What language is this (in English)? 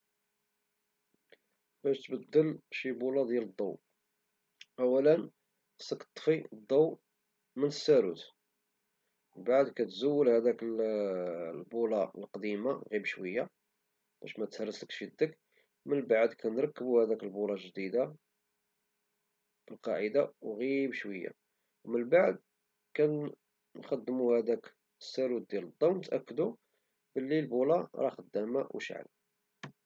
Moroccan Arabic